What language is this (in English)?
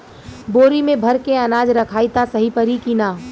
Bhojpuri